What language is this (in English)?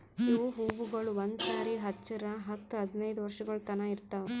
Kannada